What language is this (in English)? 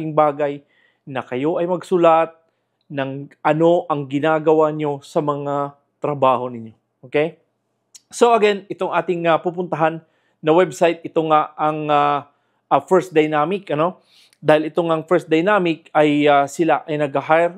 Filipino